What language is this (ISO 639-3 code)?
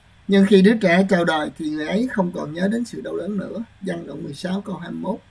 vie